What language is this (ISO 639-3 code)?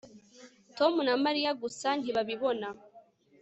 kin